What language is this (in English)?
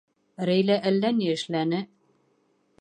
Bashkir